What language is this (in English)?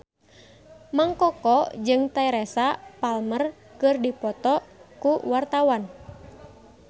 Sundanese